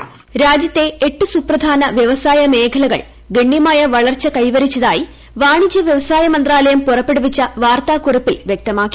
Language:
Malayalam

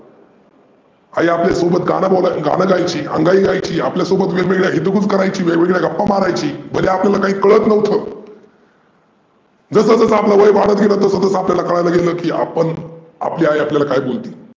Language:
Marathi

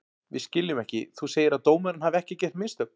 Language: Icelandic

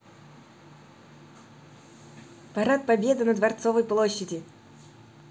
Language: Russian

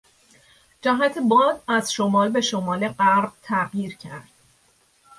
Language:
Persian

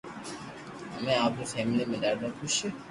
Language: Loarki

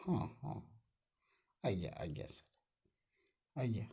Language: Odia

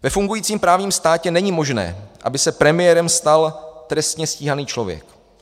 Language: Czech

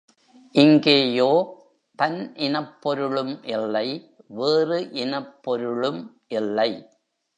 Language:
Tamil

